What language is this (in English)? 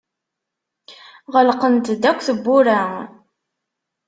Kabyle